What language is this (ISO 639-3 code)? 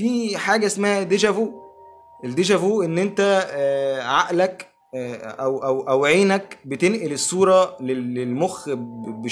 ara